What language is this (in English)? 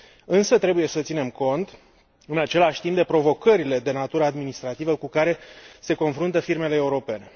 Romanian